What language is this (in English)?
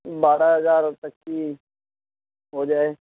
Urdu